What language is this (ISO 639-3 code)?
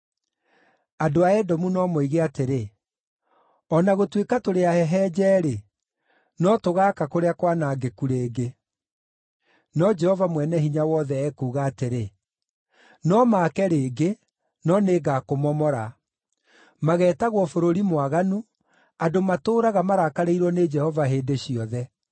kik